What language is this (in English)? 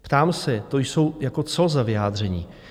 Czech